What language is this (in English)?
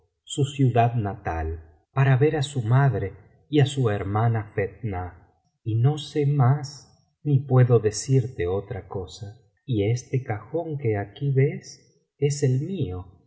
Spanish